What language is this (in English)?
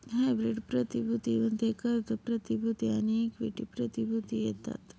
Marathi